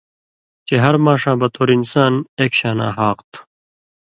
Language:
Indus Kohistani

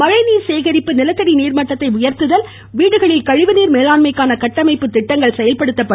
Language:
Tamil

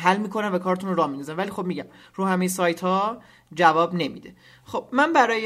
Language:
Persian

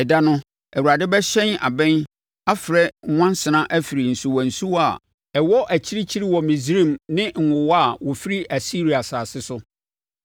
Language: Akan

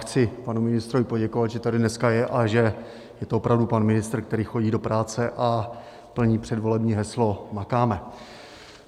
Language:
Czech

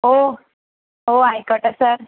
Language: Malayalam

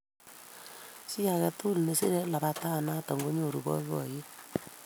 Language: Kalenjin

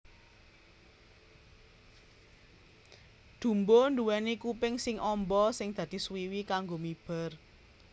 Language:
Javanese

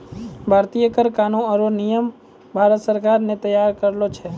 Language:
Maithili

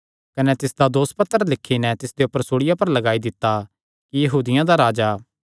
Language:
Kangri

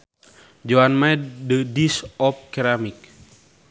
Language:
Sundanese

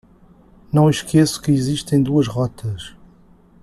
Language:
Portuguese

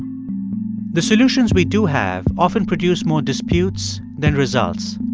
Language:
English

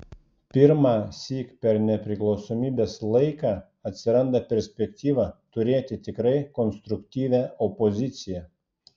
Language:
Lithuanian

